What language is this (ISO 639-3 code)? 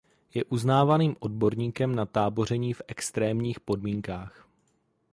ces